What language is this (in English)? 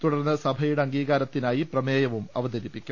Malayalam